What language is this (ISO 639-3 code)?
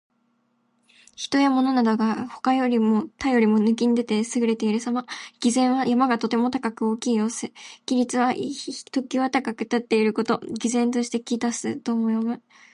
jpn